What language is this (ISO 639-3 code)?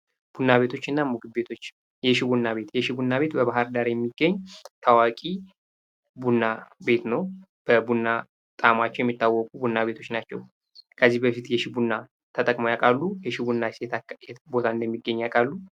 amh